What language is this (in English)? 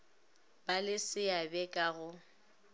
Northern Sotho